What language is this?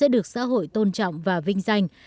Vietnamese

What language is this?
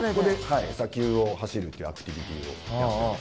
Japanese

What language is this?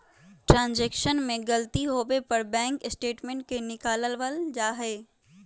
Magahi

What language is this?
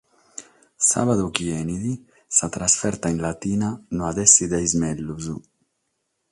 Sardinian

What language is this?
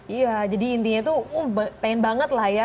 Indonesian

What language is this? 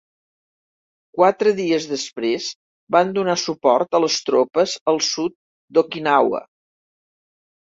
Catalan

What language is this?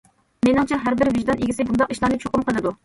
Uyghur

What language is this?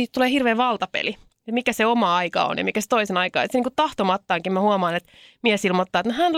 Finnish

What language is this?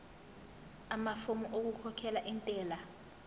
Zulu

